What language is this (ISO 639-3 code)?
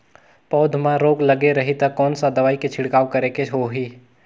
hne